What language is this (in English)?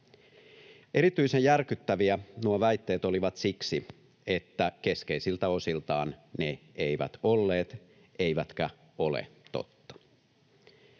Finnish